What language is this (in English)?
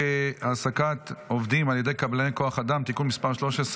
Hebrew